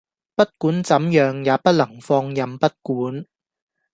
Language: Cantonese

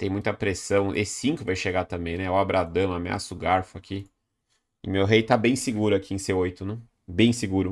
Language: Portuguese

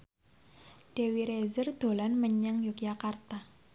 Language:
Javanese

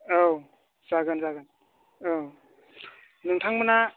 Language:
Bodo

